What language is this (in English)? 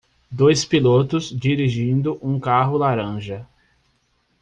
Portuguese